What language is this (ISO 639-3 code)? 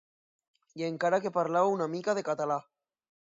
cat